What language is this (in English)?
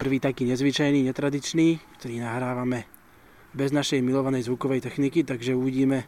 Slovak